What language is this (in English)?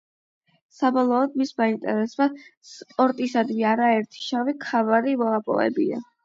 Georgian